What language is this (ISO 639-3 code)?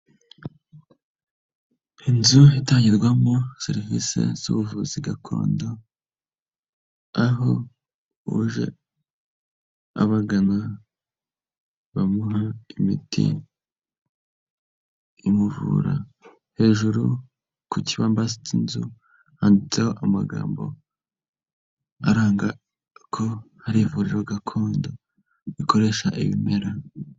kin